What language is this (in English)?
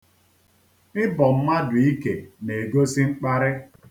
Igbo